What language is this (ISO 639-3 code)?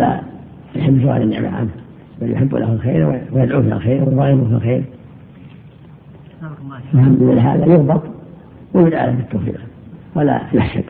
ara